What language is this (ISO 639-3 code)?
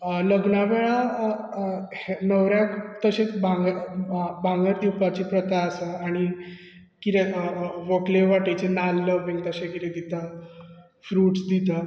kok